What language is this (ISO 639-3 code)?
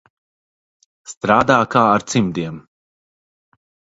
lav